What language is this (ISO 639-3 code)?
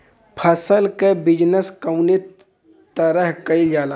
bho